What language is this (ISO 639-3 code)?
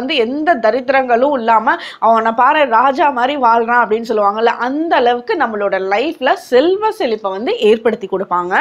tam